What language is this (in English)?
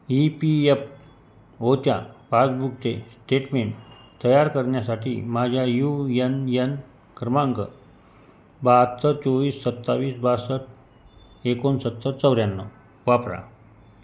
Marathi